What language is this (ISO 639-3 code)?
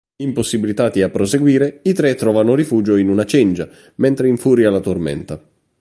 ita